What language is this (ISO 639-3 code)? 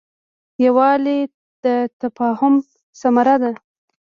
pus